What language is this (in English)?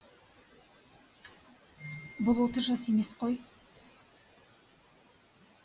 Kazakh